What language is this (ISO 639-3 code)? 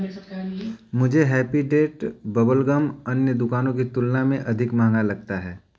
hin